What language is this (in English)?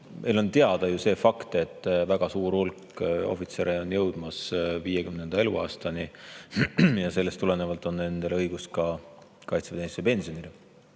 Estonian